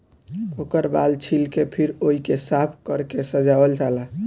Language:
Bhojpuri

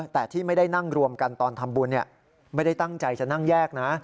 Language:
Thai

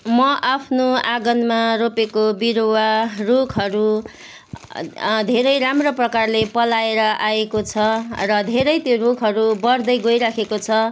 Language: Nepali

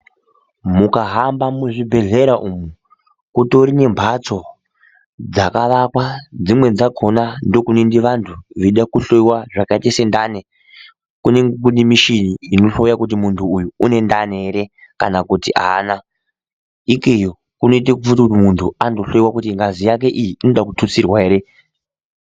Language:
Ndau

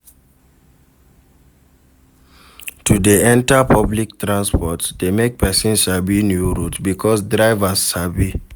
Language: Nigerian Pidgin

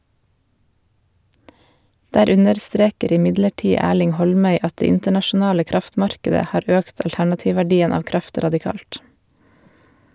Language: Norwegian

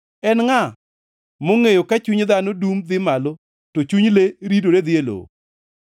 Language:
Luo (Kenya and Tanzania)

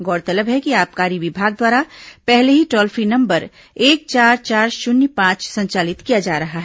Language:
Hindi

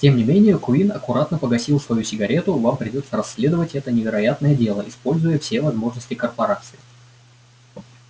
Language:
Russian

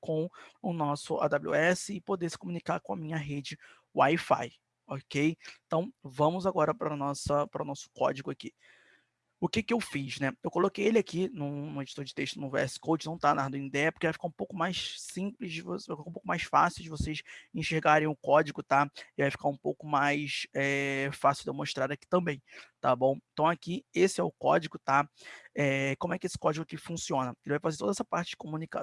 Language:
Portuguese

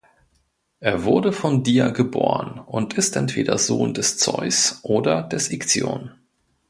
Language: German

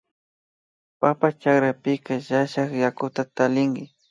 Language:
Imbabura Highland Quichua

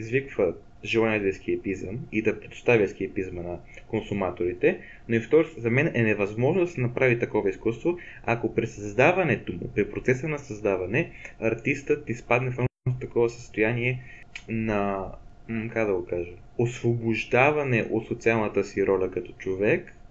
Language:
Bulgarian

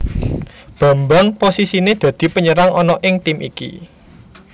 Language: Javanese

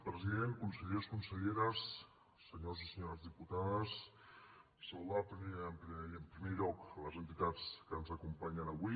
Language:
Catalan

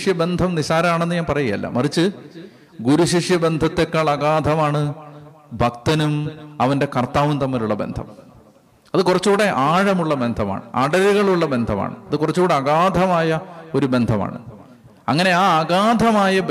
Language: Malayalam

